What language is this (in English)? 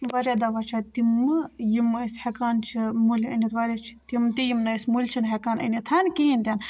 Kashmiri